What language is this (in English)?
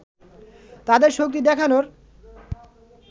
Bangla